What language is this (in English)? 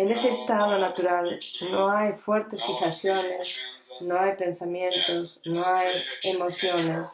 Spanish